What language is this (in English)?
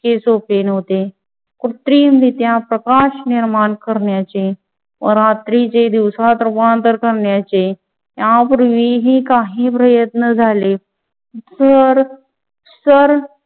Marathi